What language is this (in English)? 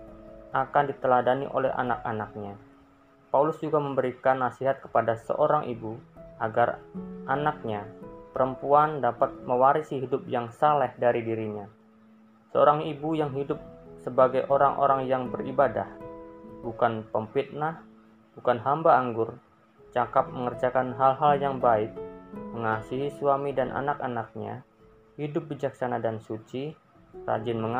Indonesian